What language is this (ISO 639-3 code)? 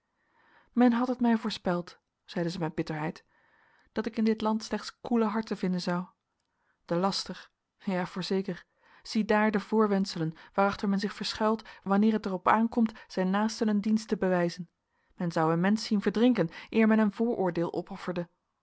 nld